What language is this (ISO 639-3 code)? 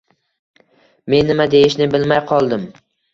uzb